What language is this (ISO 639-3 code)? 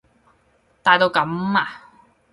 yue